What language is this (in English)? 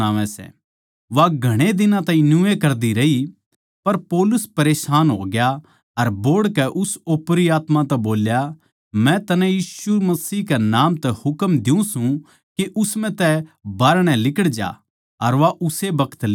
Haryanvi